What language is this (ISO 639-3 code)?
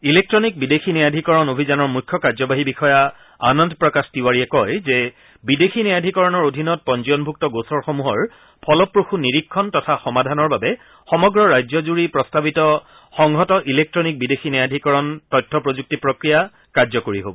asm